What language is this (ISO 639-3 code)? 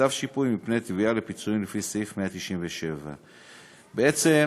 heb